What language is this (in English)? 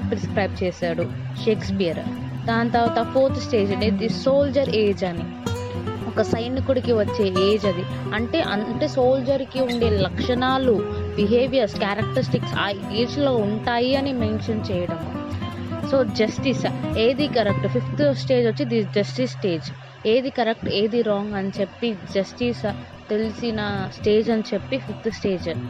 Telugu